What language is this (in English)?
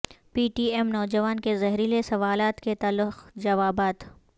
Urdu